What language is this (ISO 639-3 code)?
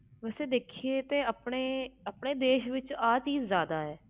pan